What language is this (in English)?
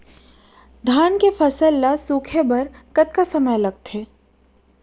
Chhattisgarhi